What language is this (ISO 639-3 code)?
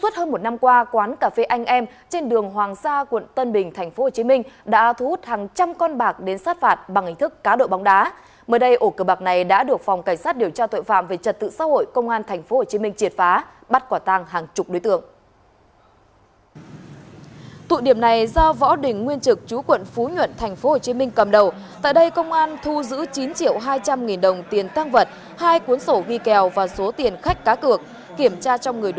vie